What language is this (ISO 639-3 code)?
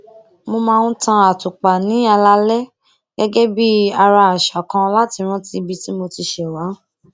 yor